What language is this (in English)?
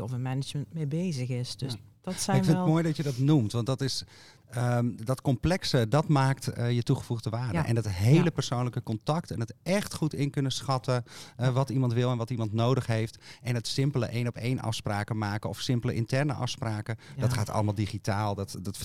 Dutch